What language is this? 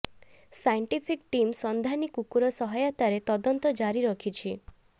Odia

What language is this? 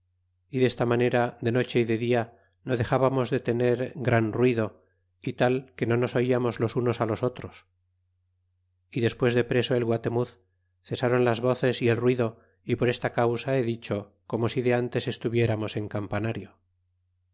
Spanish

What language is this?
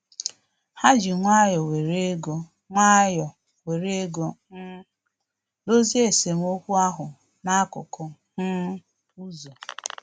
Igbo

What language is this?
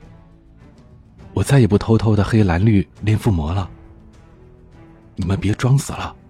Chinese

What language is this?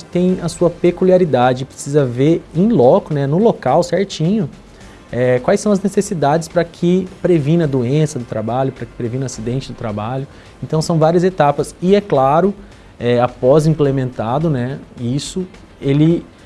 Portuguese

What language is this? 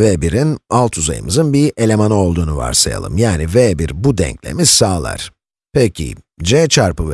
Turkish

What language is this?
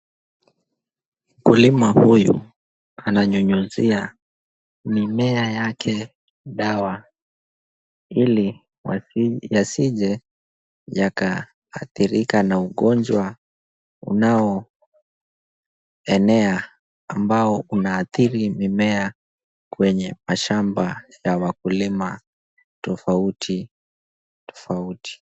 Swahili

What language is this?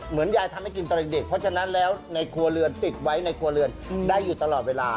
Thai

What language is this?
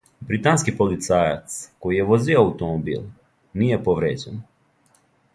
Serbian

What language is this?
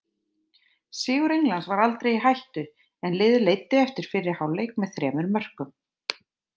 Icelandic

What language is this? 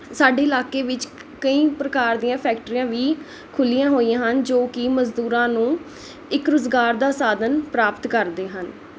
Punjabi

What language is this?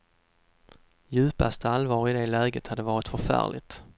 Swedish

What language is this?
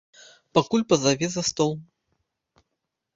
Belarusian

